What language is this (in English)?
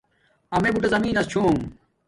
Domaaki